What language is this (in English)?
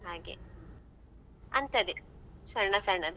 Kannada